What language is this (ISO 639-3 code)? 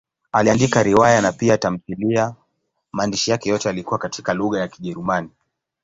swa